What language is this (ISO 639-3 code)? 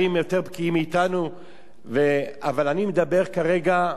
heb